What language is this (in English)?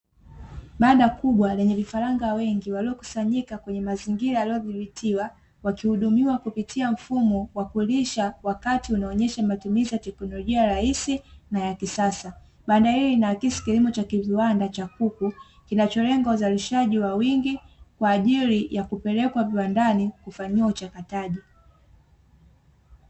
Swahili